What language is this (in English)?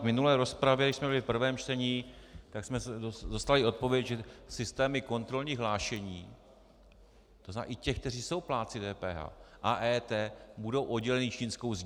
Czech